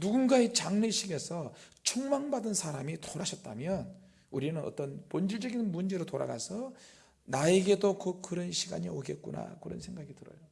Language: Korean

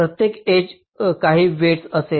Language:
Marathi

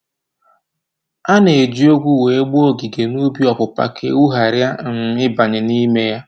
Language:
Igbo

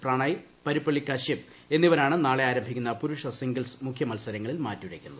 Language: Malayalam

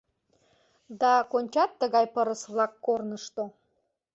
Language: Mari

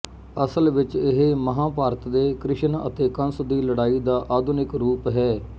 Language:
Punjabi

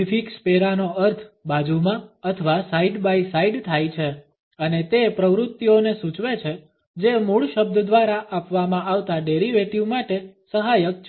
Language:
Gujarati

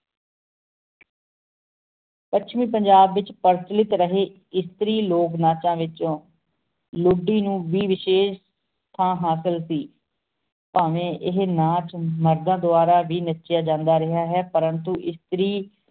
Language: Punjabi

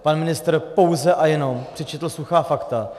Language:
Czech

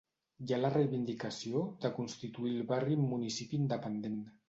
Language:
Catalan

